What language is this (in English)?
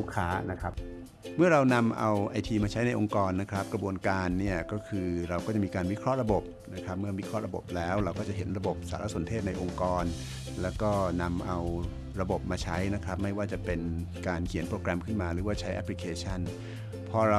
Thai